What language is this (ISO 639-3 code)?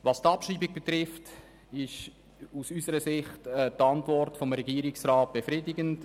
gsw